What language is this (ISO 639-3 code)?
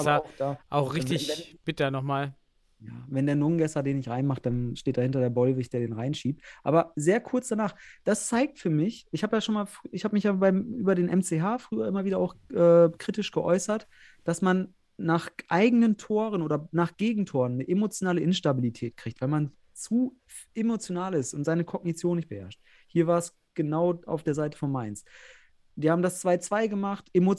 deu